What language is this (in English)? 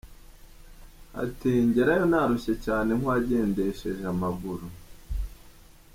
Kinyarwanda